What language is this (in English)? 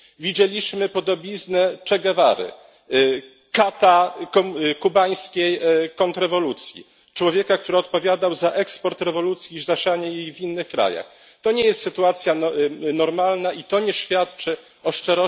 Polish